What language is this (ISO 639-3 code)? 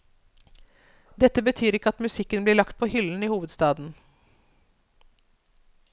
nor